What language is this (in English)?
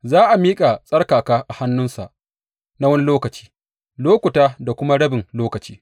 Hausa